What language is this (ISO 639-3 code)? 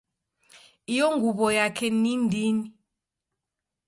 dav